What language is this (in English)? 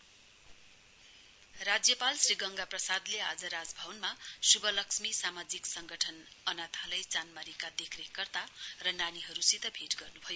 Nepali